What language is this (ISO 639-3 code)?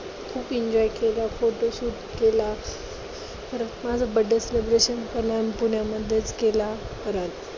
mar